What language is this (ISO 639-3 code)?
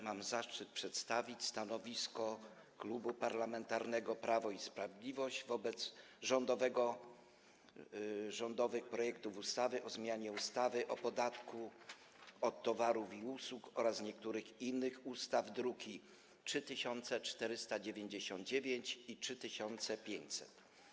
pol